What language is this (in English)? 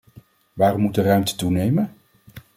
Dutch